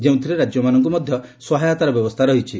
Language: Odia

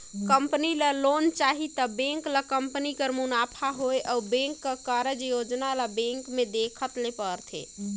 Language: Chhattisgarhi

